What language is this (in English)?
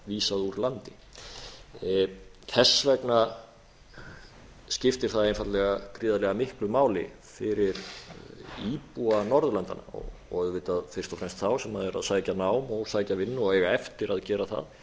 Icelandic